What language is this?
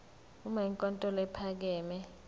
Zulu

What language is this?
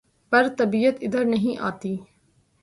Urdu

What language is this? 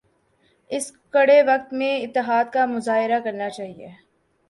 Urdu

